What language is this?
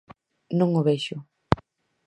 Galician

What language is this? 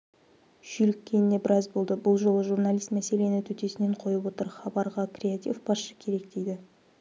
Kazakh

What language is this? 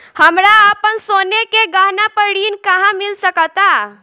Bhojpuri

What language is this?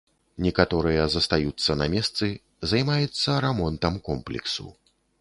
Belarusian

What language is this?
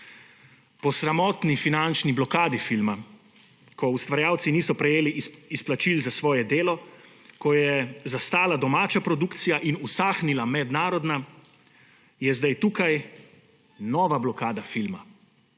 Slovenian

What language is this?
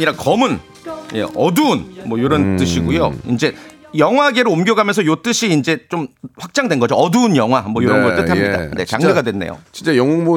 Korean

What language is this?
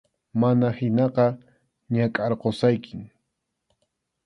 Arequipa-La Unión Quechua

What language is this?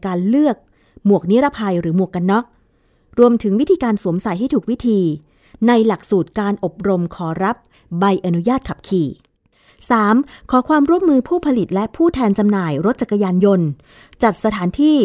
Thai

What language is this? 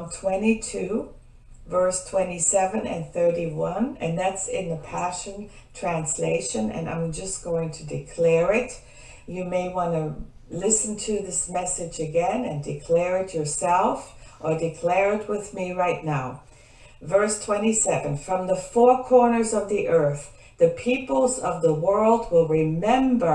English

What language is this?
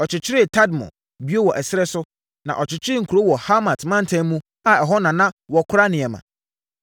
Akan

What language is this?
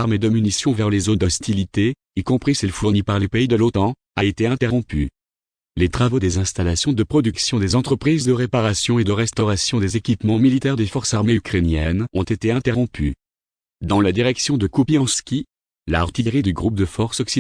French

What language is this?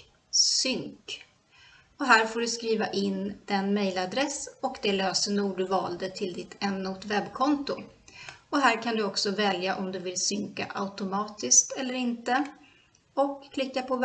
Swedish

